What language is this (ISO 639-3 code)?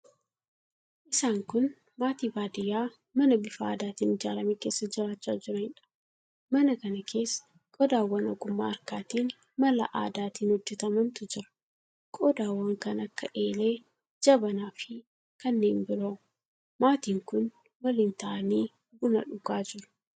orm